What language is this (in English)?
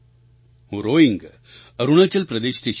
Gujarati